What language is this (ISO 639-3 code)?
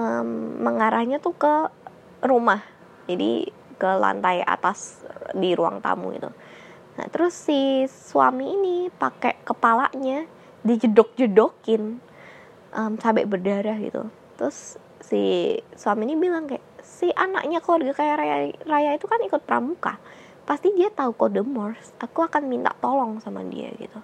ind